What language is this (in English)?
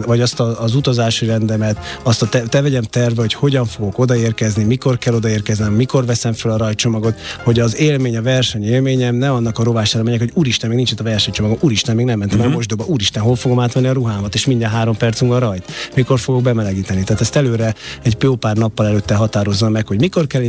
Hungarian